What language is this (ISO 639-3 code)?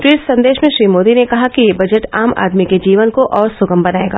hin